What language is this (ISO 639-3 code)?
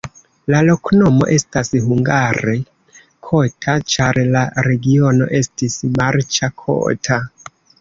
epo